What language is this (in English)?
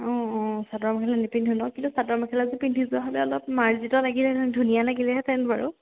Assamese